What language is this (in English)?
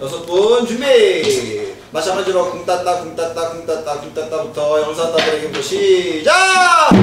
Korean